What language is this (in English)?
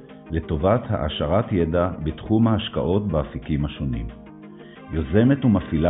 Hebrew